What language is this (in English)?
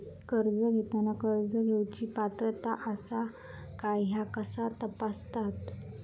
Marathi